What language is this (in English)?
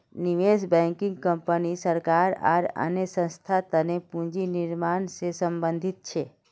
Magahi